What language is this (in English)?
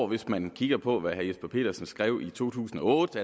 Danish